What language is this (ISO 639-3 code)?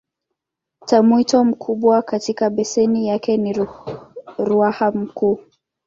swa